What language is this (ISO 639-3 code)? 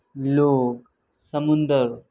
urd